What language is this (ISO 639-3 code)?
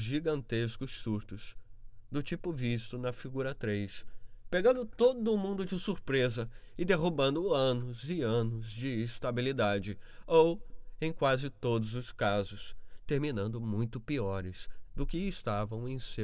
por